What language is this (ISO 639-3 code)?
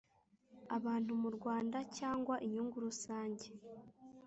kin